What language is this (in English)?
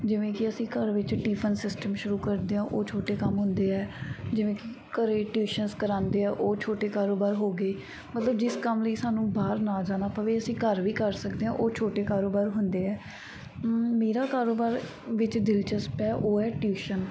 Punjabi